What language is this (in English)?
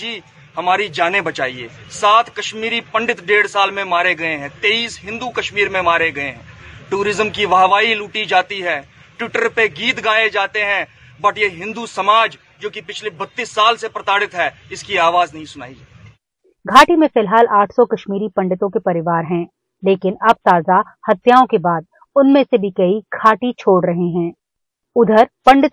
Hindi